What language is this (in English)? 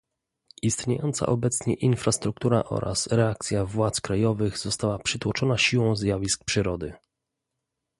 Polish